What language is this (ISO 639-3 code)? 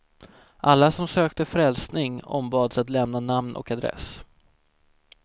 swe